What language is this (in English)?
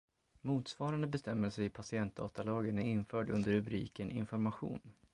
Swedish